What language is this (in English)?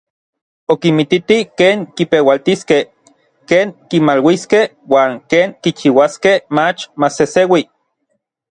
Orizaba Nahuatl